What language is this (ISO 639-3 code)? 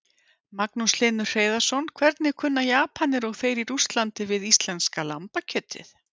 isl